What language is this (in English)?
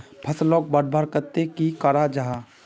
Magahi